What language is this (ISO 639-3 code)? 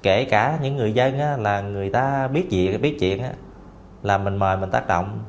vie